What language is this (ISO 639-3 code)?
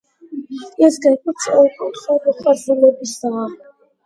kat